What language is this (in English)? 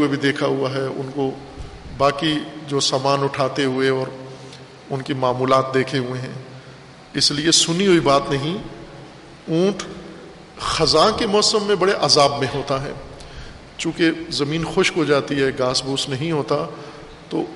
Urdu